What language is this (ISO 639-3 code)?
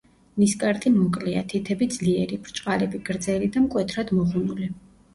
kat